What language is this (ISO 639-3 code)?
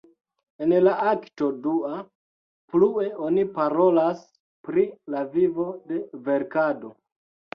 epo